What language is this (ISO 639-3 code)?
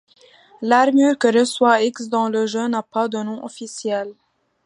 fra